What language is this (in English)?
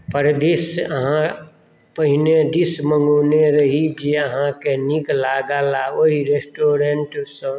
Maithili